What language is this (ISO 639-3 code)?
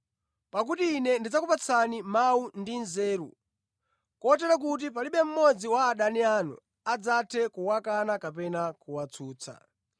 nya